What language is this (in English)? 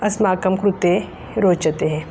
Sanskrit